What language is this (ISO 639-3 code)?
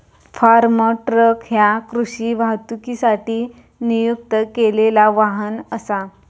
mar